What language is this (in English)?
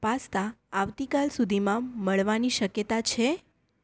Gujarati